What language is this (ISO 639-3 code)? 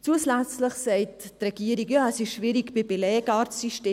gsw